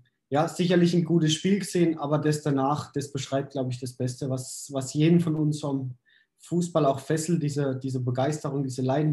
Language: German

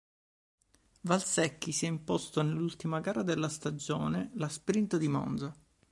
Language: Italian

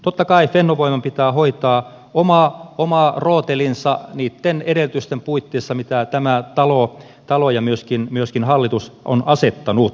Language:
Finnish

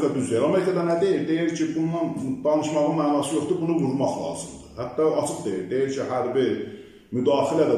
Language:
Turkish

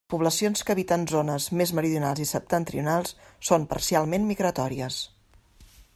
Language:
Catalan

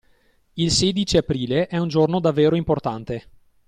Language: Italian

